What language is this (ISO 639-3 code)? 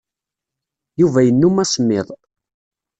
kab